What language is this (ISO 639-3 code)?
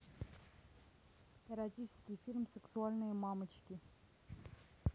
rus